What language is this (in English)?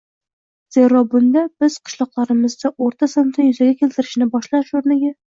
Uzbek